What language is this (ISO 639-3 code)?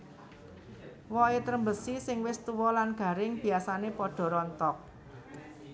jav